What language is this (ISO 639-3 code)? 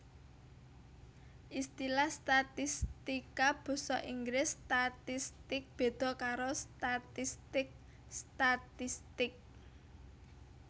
jav